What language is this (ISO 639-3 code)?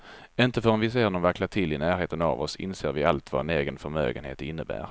swe